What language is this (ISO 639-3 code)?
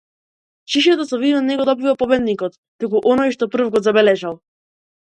mkd